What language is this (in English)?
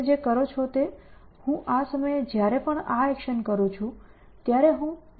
Gujarati